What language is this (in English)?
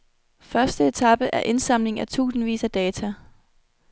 Danish